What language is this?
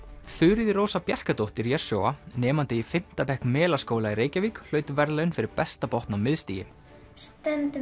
Icelandic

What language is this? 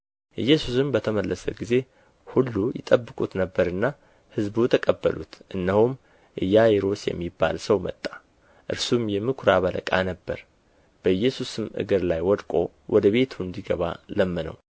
Amharic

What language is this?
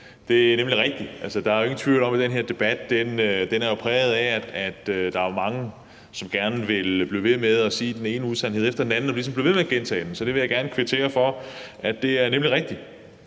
Danish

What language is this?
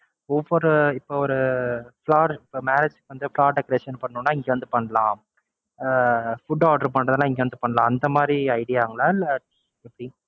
Tamil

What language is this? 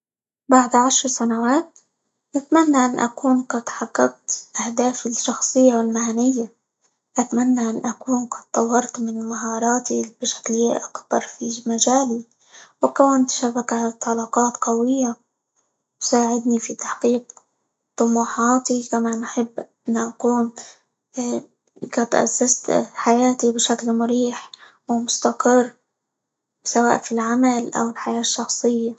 Libyan Arabic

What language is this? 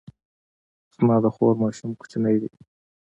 Pashto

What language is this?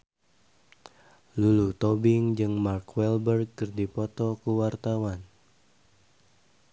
Sundanese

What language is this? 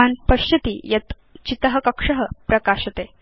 Sanskrit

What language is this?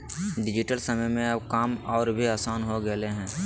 Magahi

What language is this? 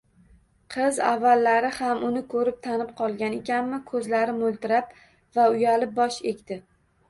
Uzbek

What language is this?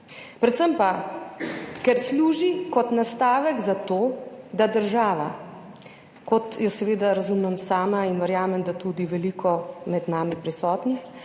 Slovenian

